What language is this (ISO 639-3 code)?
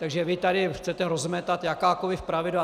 ces